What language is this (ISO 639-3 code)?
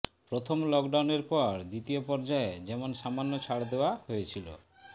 ben